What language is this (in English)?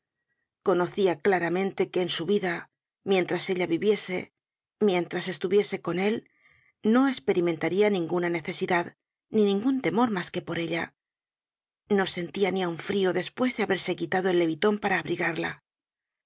Spanish